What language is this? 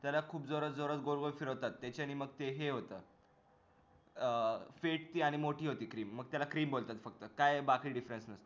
Marathi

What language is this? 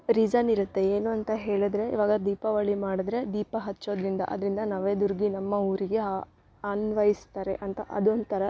Kannada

